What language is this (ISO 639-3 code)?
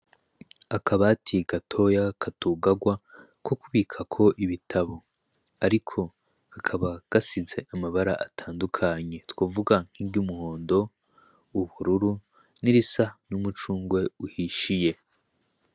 run